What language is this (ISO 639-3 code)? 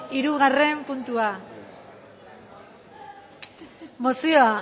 eus